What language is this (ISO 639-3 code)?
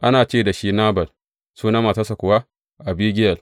hau